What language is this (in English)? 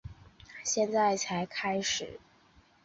Chinese